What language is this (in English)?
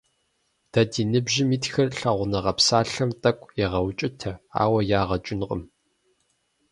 Kabardian